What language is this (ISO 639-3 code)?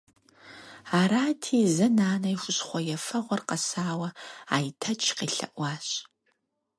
kbd